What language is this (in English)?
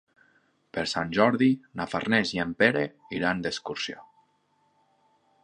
Catalan